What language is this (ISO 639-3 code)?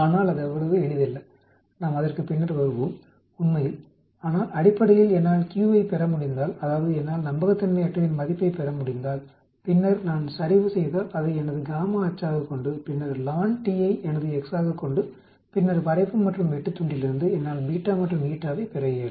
tam